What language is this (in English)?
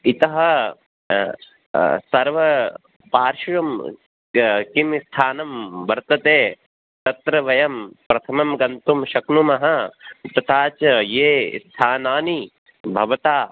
Sanskrit